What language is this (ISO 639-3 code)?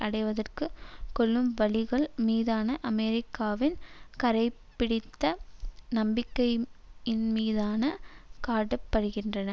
tam